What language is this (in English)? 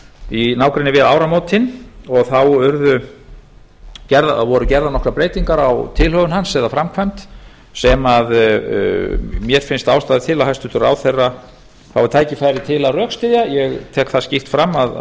Icelandic